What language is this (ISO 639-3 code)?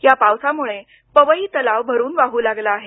mar